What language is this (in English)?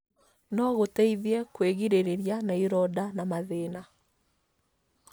Kikuyu